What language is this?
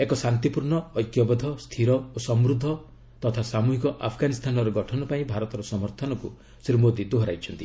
Odia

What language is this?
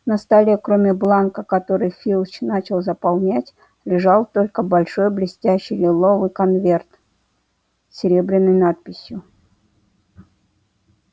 Russian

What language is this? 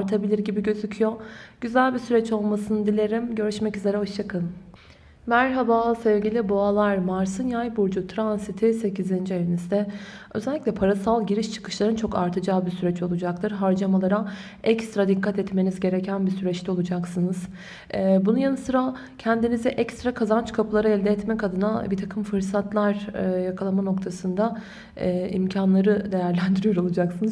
Turkish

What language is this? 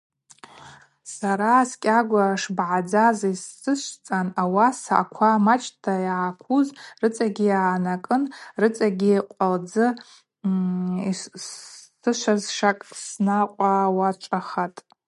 Abaza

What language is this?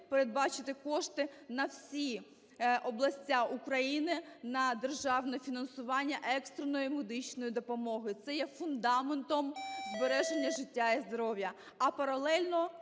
Ukrainian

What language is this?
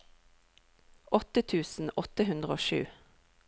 Norwegian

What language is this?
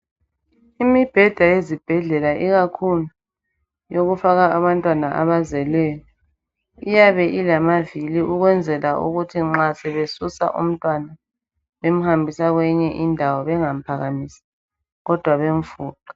North Ndebele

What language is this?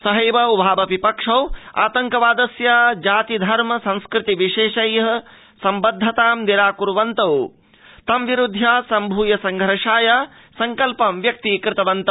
Sanskrit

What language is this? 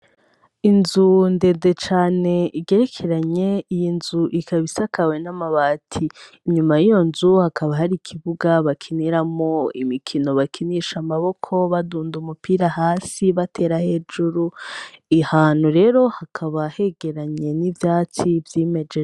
Rundi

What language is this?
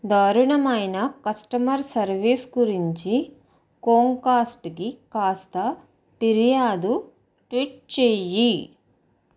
Telugu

